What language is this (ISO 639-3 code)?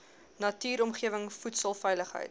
afr